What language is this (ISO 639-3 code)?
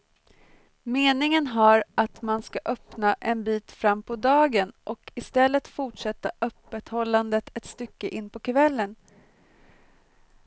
swe